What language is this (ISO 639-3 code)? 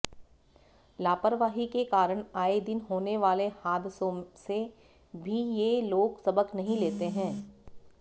hin